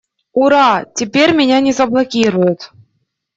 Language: Russian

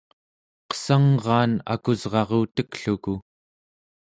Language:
Central Yupik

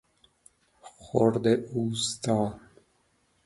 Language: Persian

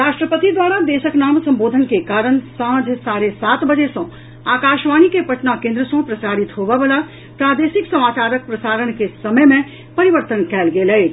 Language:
Maithili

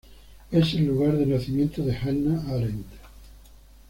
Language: Spanish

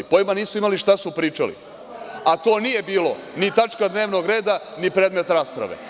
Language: Serbian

